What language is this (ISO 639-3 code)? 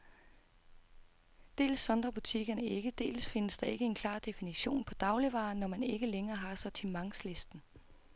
dan